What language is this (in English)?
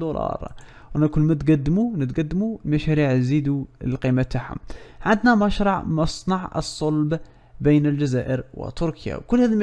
Arabic